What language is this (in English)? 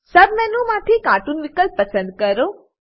Gujarati